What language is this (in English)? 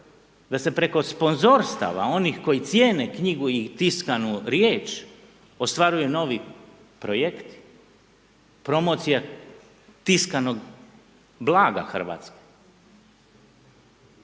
Croatian